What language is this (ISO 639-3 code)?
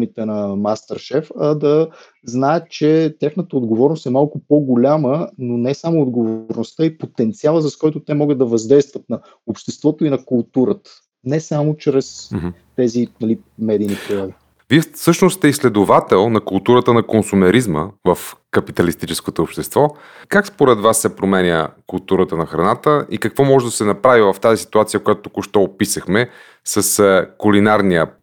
bul